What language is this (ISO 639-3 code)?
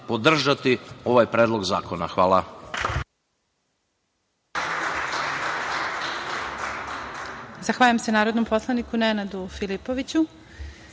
srp